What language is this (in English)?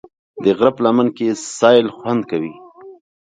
Pashto